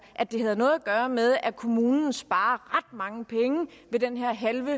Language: Danish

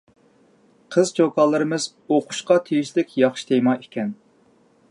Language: Uyghur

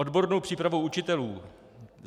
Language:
Czech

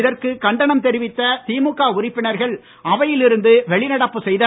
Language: Tamil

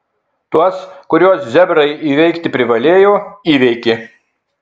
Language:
Lithuanian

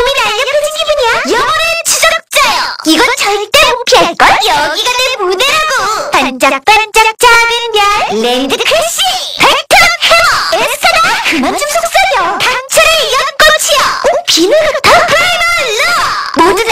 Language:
Korean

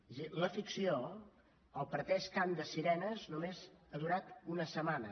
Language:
Catalan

